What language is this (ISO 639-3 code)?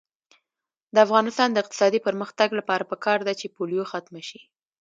pus